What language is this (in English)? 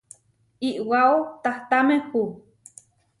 Huarijio